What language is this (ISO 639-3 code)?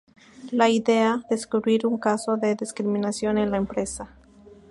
spa